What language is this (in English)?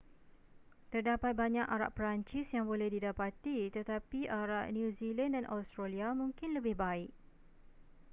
Malay